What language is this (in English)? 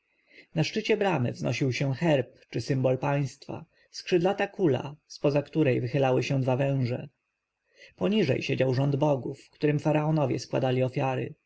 Polish